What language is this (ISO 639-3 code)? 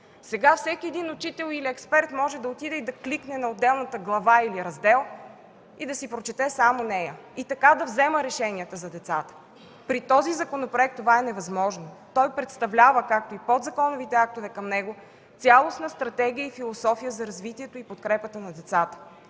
bul